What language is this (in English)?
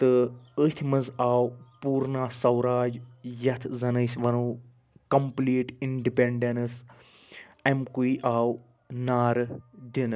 Kashmiri